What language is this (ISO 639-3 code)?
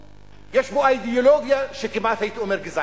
heb